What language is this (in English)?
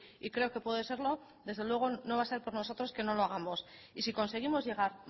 Spanish